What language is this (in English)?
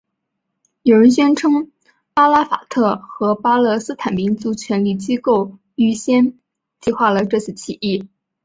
Chinese